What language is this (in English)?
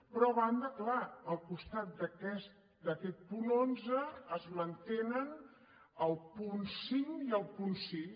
Catalan